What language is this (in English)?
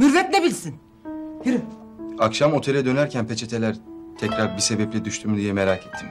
Turkish